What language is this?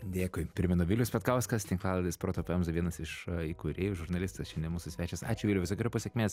Lithuanian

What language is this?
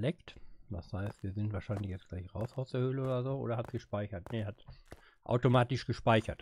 German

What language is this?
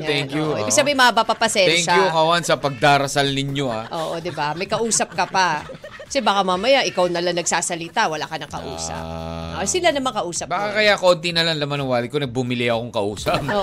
Filipino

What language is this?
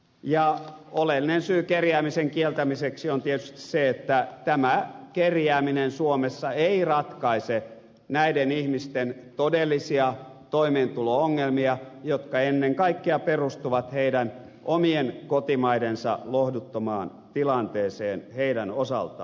Finnish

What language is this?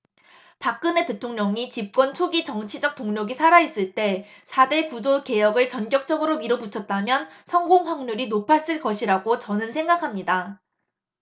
Korean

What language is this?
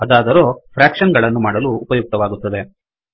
Kannada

